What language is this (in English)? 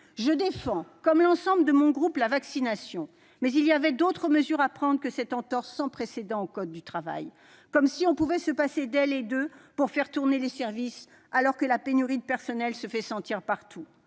French